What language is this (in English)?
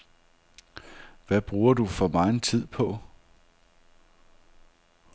Danish